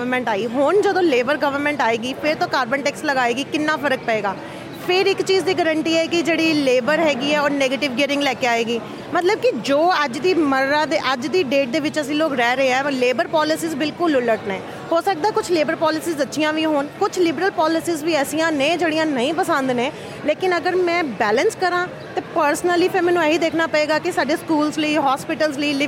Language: Punjabi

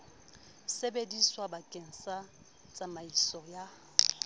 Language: Southern Sotho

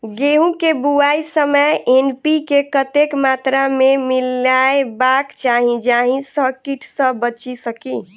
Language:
Maithili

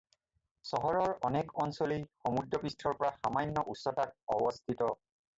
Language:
Assamese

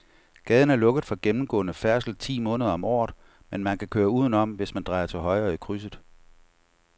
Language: Danish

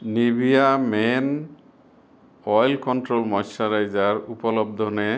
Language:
Assamese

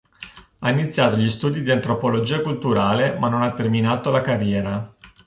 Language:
Italian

